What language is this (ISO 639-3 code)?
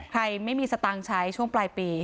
tha